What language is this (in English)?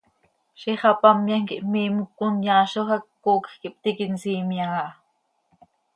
Seri